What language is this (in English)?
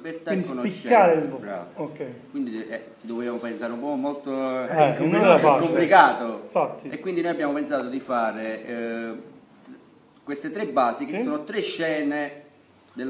Italian